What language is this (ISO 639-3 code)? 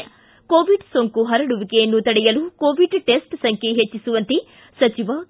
kan